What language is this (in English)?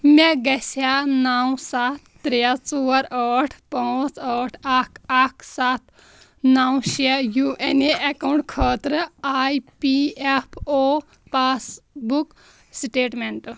Kashmiri